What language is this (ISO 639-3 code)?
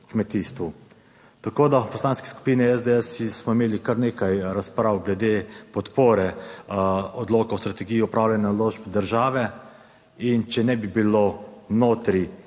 slv